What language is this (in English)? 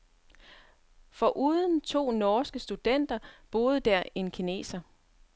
Danish